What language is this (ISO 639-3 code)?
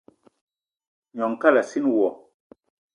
eto